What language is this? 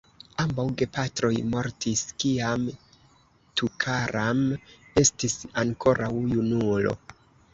Esperanto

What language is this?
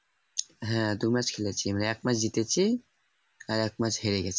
Bangla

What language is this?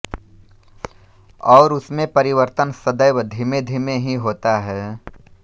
Hindi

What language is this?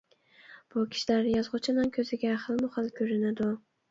Uyghur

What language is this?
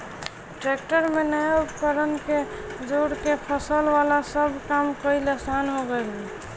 Bhojpuri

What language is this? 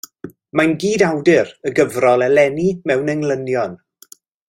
Welsh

